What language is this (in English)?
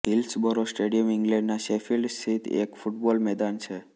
Gujarati